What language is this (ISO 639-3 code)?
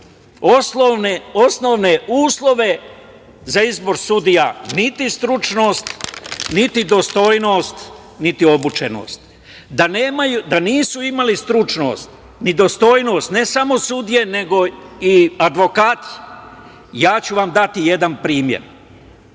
srp